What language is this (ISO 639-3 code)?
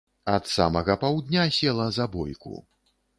bel